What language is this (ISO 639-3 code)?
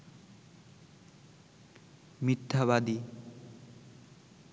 ben